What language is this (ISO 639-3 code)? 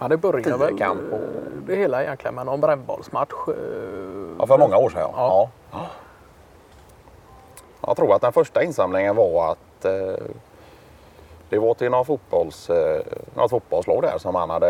swe